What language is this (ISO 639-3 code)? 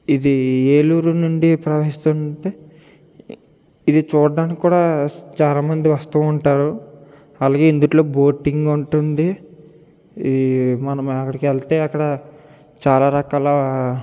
tel